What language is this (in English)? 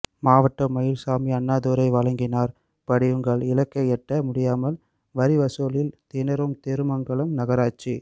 Tamil